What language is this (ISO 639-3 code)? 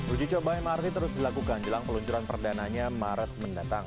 ind